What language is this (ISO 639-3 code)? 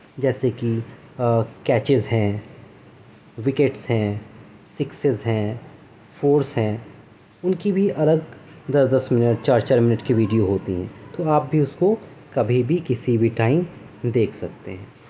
urd